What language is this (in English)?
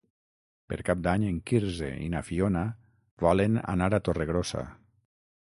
Catalan